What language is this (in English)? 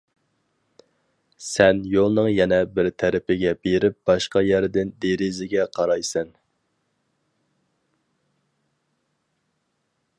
Uyghur